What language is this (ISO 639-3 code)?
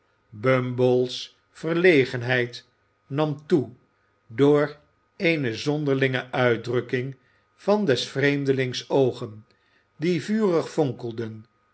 nld